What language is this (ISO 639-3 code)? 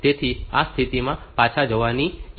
guj